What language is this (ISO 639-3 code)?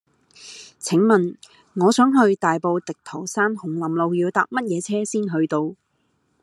yue